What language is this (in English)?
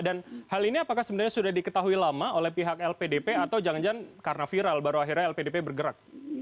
Indonesian